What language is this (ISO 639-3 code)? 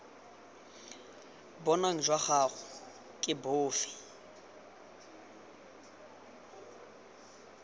tsn